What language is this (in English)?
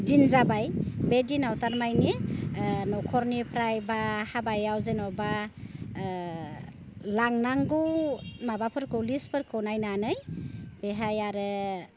Bodo